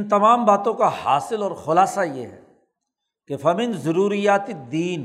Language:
Urdu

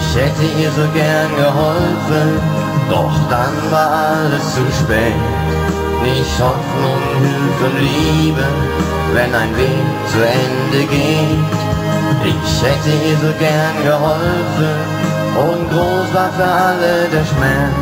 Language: German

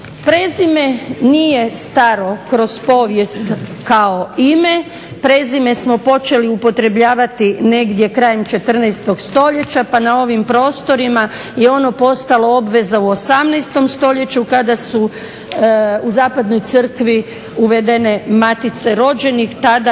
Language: Croatian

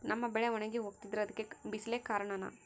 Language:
Kannada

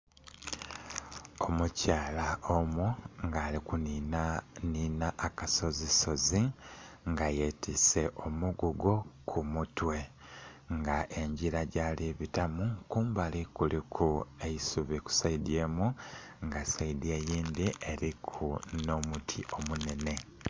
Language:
Soga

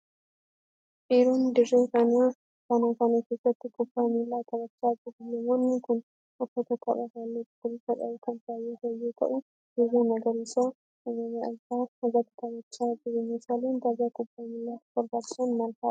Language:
Oromo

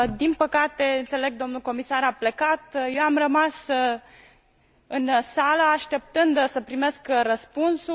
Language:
Romanian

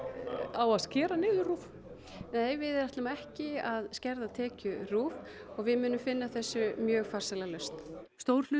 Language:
Icelandic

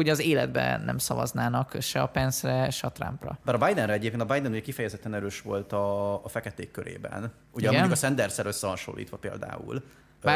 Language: Hungarian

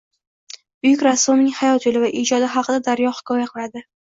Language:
Uzbek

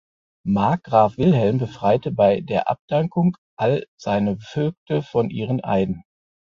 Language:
German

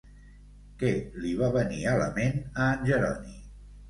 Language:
Catalan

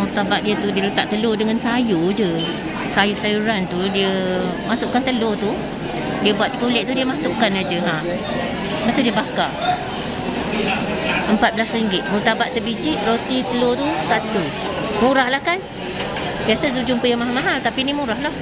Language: Malay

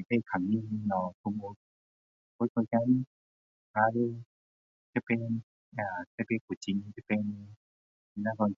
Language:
Min Dong Chinese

